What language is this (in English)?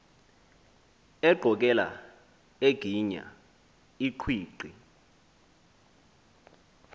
Xhosa